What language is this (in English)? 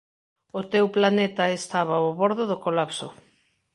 Galician